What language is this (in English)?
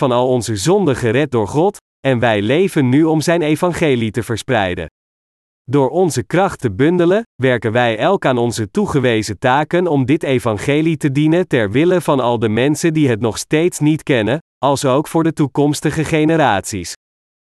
Dutch